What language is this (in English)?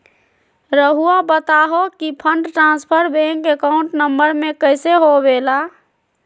Magahi